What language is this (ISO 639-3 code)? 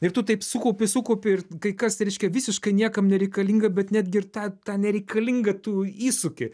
lit